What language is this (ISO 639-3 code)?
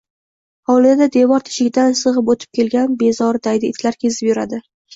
uzb